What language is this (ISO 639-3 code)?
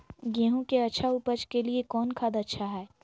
mag